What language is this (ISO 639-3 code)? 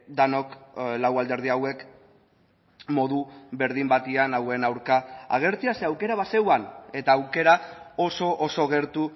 eus